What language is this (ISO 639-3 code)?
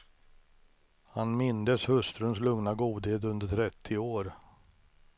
swe